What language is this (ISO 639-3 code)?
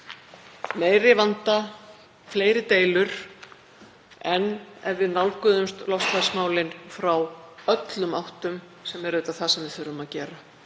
isl